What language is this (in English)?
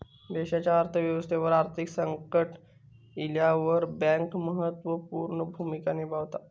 Marathi